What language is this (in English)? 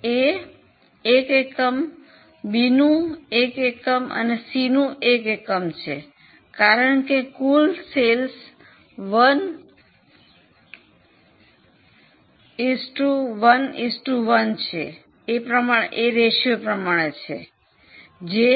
Gujarati